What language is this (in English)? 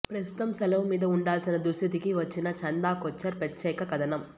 Telugu